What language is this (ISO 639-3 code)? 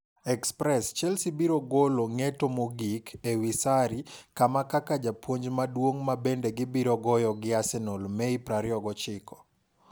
luo